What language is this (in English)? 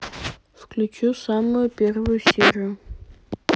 Russian